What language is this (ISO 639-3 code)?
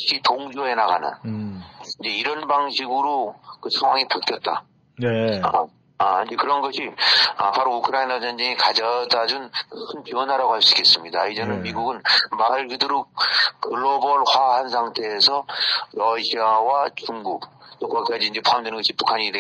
kor